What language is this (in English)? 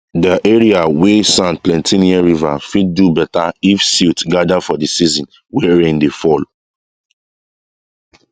Nigerian Pidgin